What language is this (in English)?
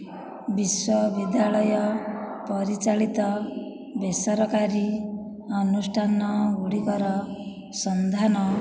Odia